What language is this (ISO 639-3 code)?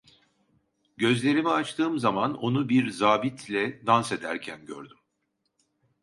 tur